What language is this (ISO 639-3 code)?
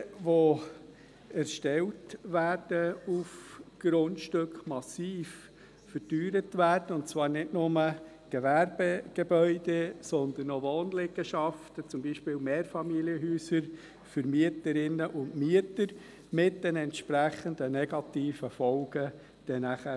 gsw